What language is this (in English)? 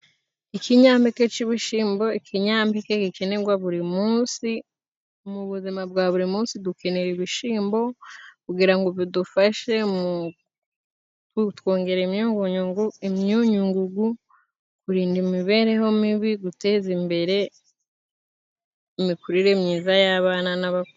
Kinyarwanda